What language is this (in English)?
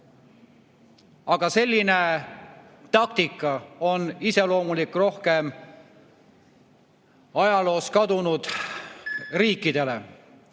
Estonian